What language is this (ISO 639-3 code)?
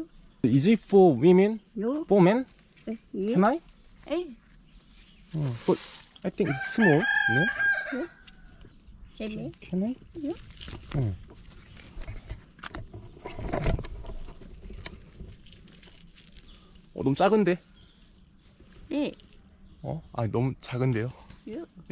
kor